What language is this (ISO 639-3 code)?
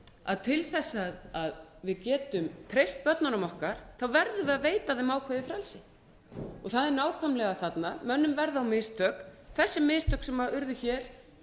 isl